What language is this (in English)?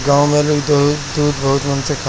Bhojpuri